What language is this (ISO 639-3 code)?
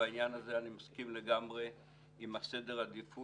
heb